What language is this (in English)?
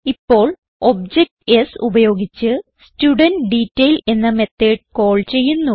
Malayalam